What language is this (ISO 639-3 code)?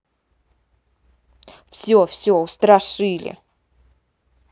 rus